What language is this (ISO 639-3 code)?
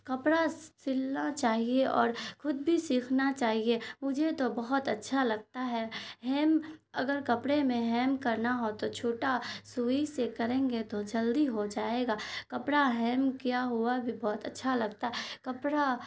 urd